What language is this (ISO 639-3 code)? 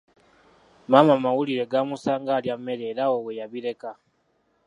lug